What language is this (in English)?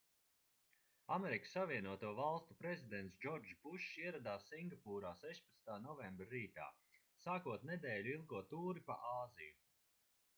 Latvian